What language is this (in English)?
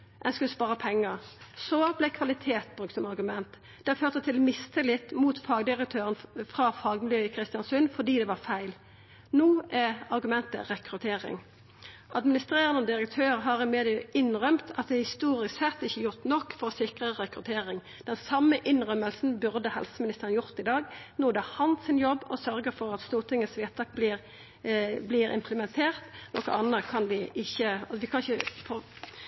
Norwegian Nynorsk